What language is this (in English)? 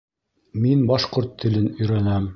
Bashkir